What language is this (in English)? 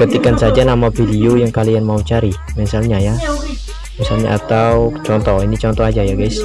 Indonesian